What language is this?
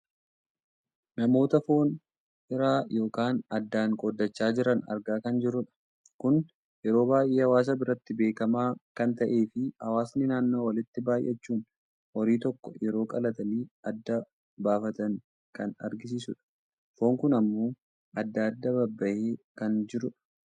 Oromo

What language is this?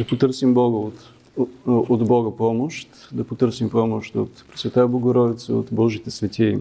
Bulgarian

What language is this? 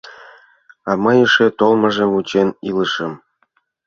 Mari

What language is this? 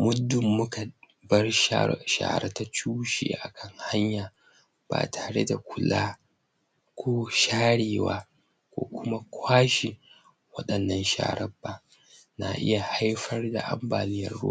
Hausa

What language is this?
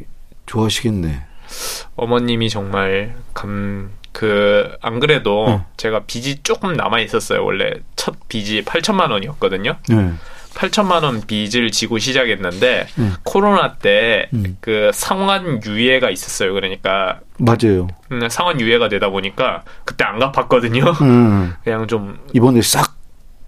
Korean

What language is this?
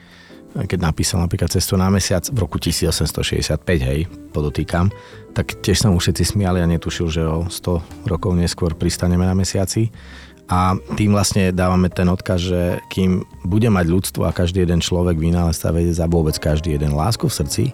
Slovak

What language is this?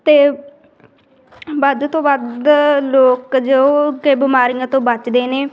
Punjabi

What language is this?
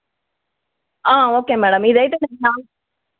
Telugu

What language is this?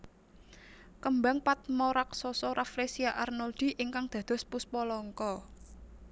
Javanese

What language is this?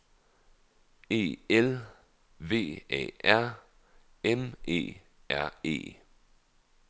Danish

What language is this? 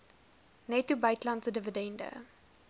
Afrikaans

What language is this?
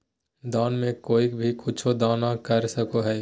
Magahi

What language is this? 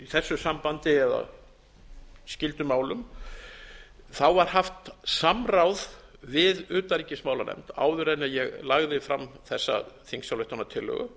Icelandic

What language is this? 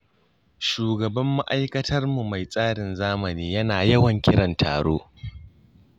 Hausa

